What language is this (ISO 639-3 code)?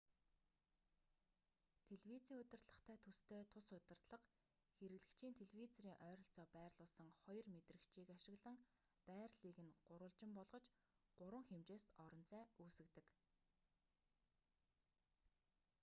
mon